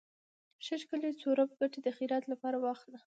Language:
Pashto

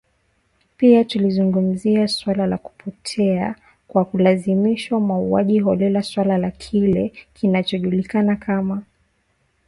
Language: Swahili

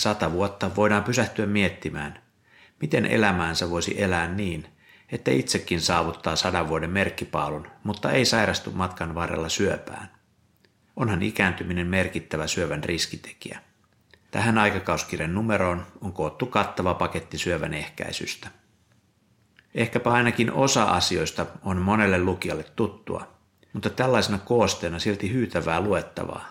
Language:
Finnish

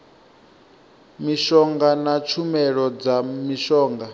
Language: Venda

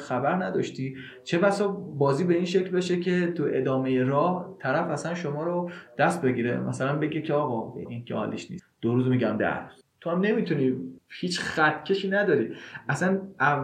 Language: Persian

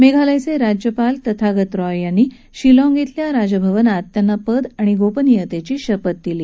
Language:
Marathi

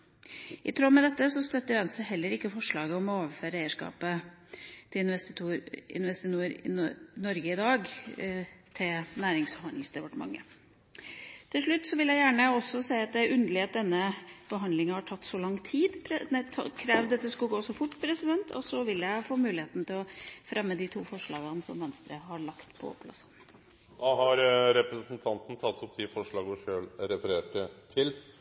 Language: Norwegian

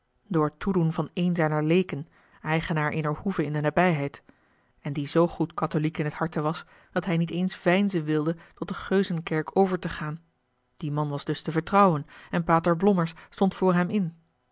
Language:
Dutch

